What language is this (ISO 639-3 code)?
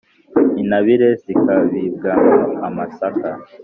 kin